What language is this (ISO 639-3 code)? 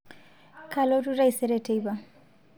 mas